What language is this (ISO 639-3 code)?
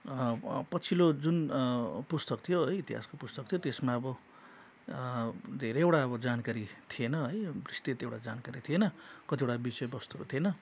nep